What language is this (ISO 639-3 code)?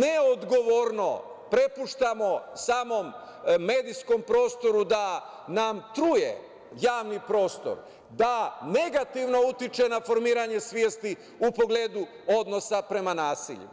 srp